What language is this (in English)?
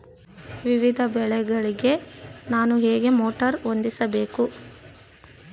Kannada